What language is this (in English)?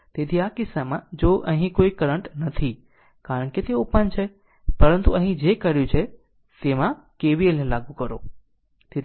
Gujarati